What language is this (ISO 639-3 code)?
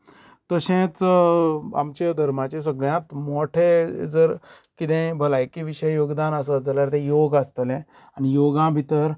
kok